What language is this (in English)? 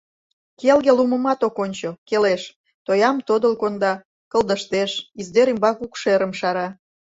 Mari